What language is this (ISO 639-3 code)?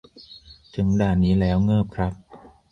tha